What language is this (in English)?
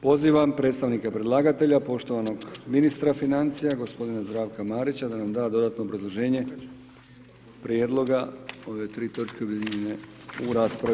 Croatian